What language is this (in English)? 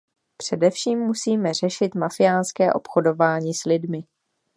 Czech